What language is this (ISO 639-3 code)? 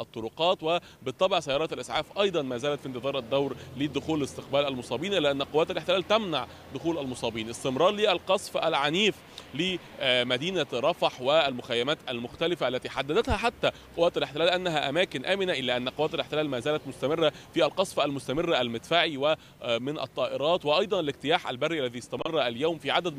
ara